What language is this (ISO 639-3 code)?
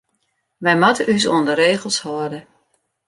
fry